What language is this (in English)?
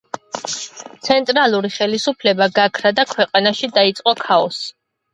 Georgian